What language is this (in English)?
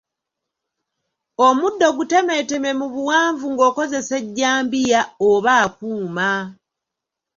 Ganda